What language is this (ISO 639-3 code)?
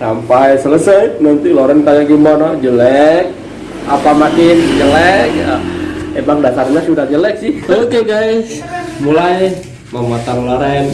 ind